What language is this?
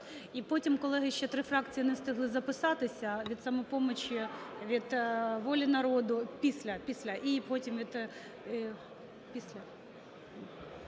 Ukrainian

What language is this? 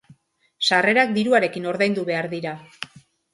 Basque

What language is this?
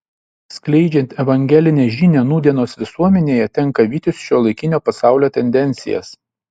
Lithuanian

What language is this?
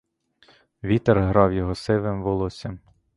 Ukrainian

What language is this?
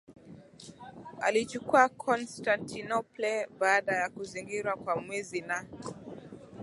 Swahili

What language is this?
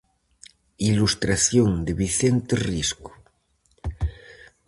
Galician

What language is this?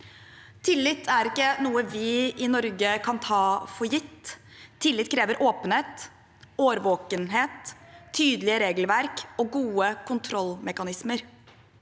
Norwegian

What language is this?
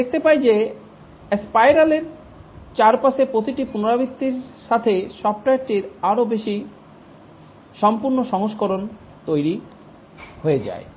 Bangla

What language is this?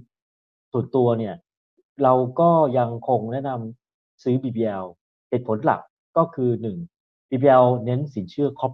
Thai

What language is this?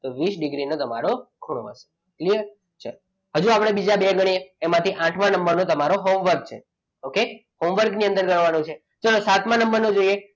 Gujarati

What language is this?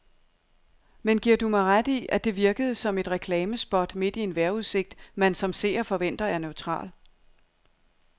Danish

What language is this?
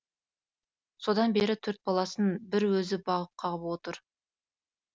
Kazakh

